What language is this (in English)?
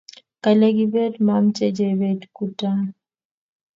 Kalenjin